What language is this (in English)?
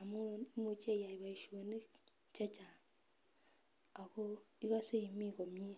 Kalenjin